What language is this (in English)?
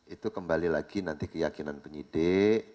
Indonesian